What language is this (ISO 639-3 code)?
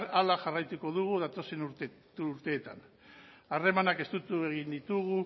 eus